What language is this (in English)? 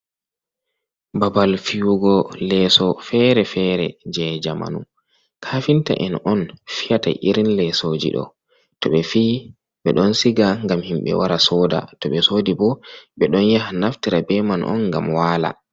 Fula